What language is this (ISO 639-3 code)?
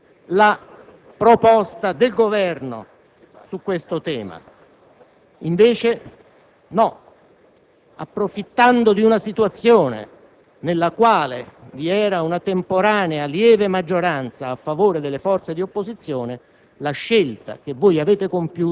ita